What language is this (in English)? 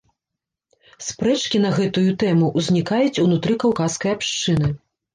Belarusian